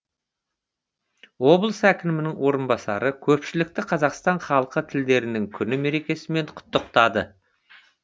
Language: Kazakh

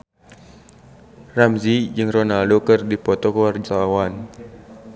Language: Sundanese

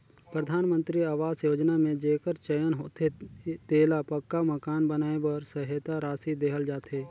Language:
Chhattisgarhi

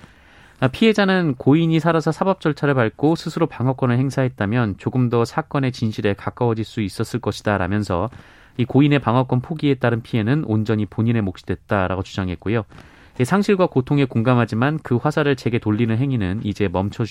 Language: Korean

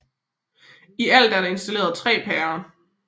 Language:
Danish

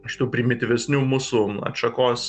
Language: Lithuanian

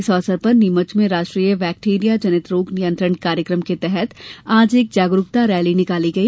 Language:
Hindi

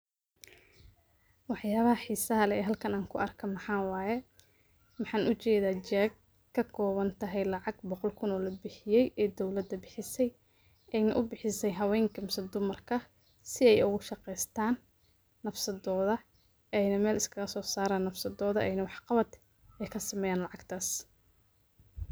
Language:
Somali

